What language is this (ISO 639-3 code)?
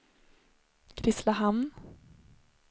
swe